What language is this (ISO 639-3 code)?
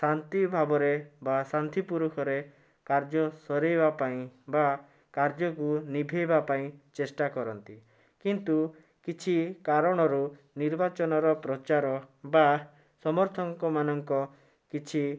ori